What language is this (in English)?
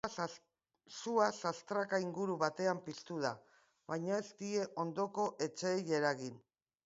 Basque